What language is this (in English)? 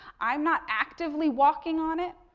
English